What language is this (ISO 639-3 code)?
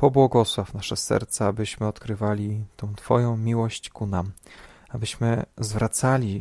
pol